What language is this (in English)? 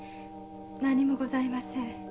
Japanese